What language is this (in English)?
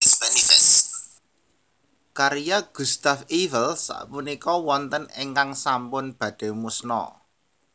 Javanese